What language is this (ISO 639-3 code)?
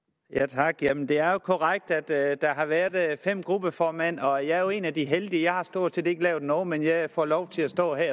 dan